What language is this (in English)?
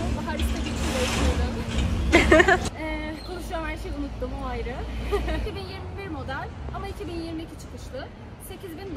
Turkish